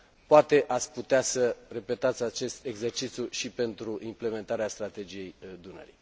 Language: Romanian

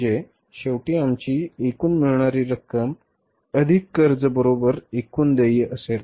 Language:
Marathi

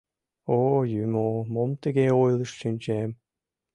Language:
Mari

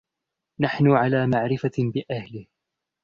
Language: Arabic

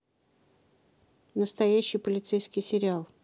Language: Russian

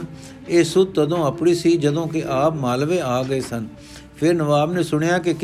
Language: Punjabi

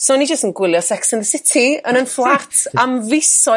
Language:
Welsh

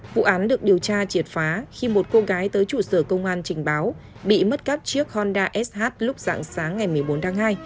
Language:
Vietnamese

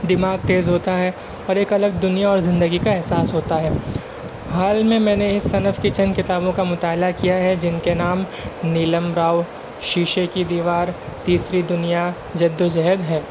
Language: Urdu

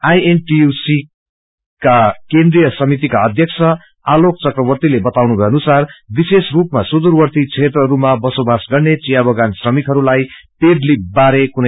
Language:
Nepali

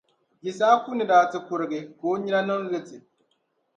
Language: Dagbani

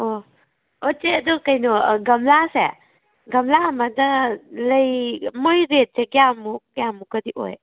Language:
Manipuri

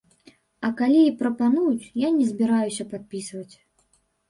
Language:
Belarusian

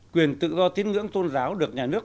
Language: Vietnamese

